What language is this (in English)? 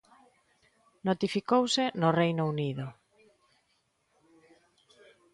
Galician